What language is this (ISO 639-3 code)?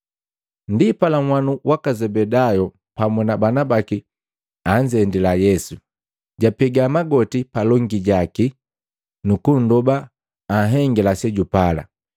mgv